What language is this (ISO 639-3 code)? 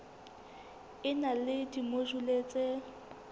sot